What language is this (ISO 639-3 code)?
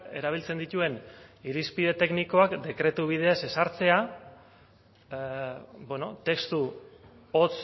eus